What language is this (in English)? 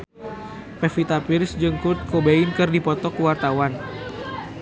Sundanese